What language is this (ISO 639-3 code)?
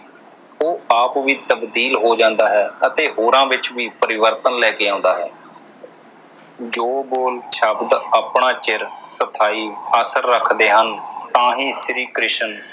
pan